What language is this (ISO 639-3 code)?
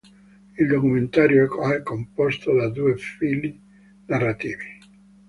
ita